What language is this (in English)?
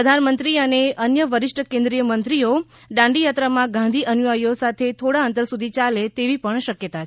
Gujarati